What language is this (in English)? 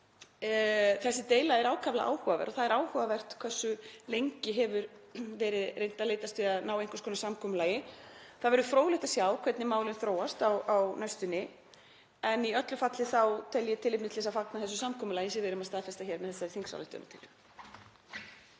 Icelandic